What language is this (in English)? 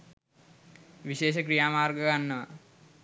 Sinhala